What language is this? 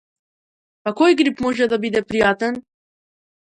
Macedonian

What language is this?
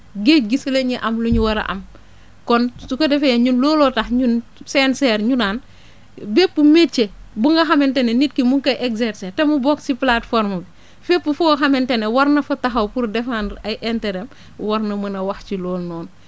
Wolof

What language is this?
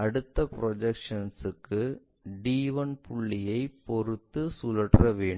Tamil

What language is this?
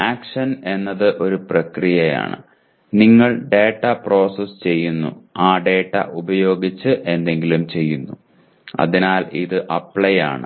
Malayalam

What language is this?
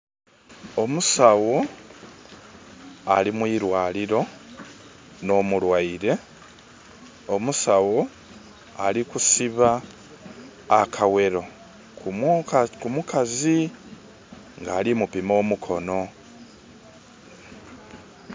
Soga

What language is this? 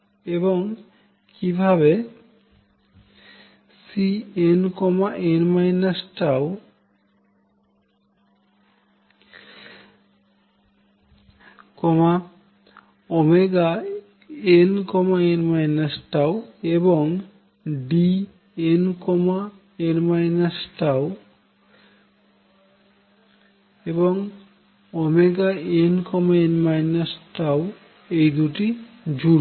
Bangla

